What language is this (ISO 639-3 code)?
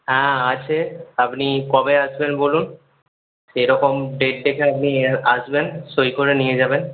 ben